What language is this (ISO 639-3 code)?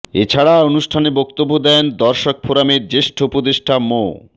ben